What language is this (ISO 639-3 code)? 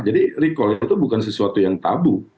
ind